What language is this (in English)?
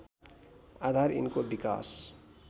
Nepali